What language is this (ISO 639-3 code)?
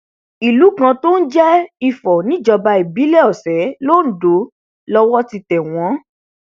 yor